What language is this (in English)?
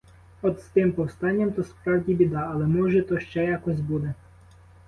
Ukrainian